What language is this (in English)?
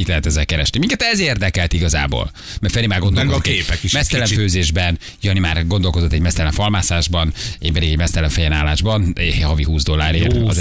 Hungarian